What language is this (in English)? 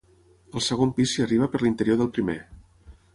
Catalan